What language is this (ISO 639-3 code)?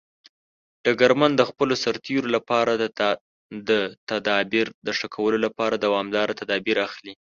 pus